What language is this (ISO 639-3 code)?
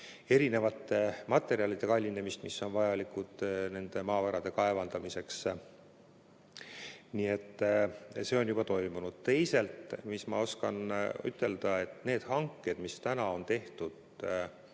est